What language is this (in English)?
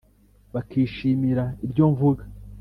Kinyarwanda